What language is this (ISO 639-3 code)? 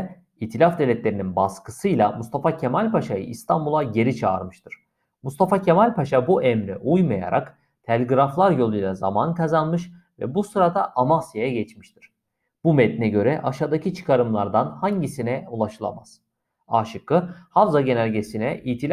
tur